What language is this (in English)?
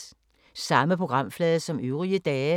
Danish